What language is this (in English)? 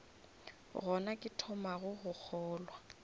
Northern Sotho